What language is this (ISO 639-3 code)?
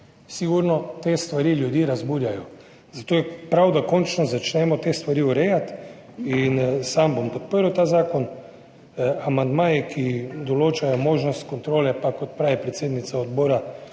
slv